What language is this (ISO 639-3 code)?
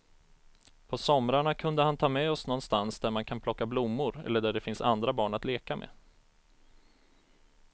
swe